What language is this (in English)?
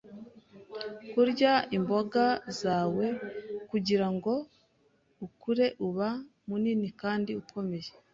Kinyarwanda